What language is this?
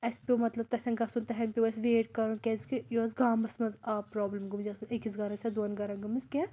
Kashmiri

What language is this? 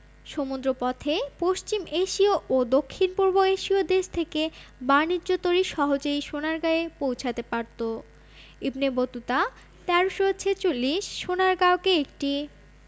Bangla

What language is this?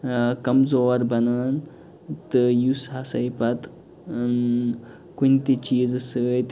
Kashmiri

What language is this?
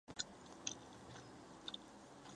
Chinese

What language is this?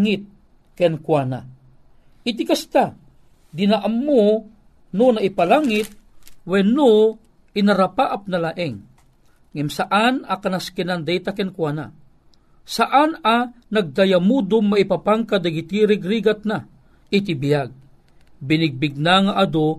Filipino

